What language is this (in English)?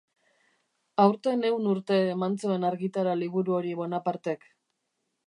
Basque